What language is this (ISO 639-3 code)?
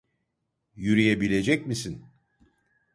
tur